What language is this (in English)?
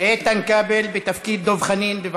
Hebrew